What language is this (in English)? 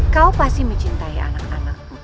Indonesian